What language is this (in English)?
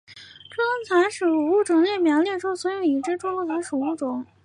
Chinese